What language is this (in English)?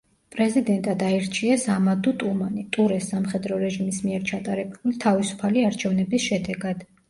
Georgian